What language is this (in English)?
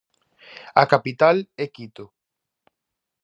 Galician